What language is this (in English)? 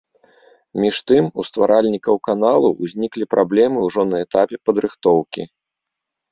Belarusian